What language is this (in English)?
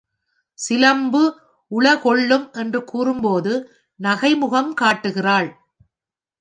Tamil